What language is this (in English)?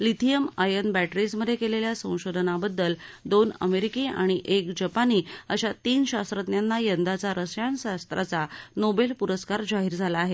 Marathi